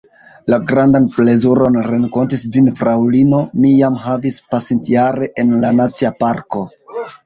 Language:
Esperanto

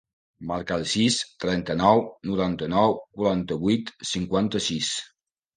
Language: Catalan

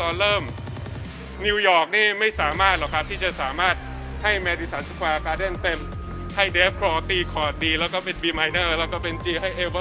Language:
Thai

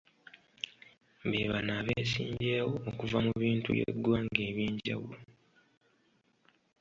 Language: Ganda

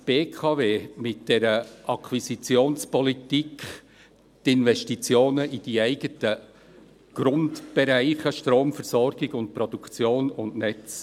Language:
Swiss German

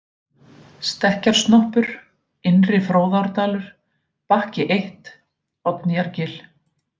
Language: Icelandic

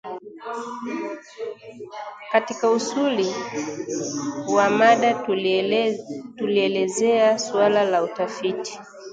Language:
Swahili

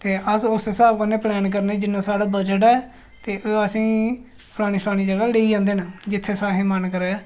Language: Dogri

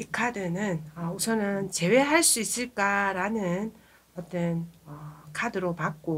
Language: Korean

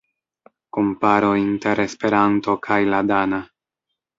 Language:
Esperanto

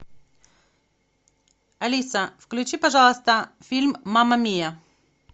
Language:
Russian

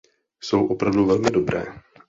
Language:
Czech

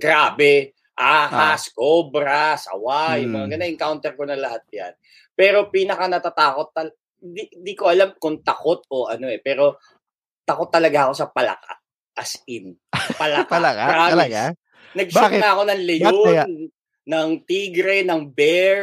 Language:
Filipino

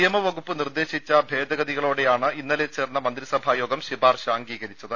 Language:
Malayalam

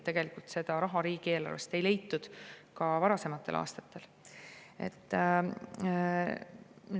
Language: Estonian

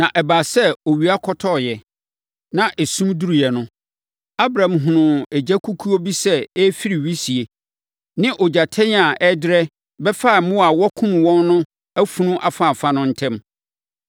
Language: Akan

